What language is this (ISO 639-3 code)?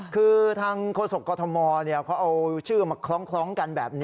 tha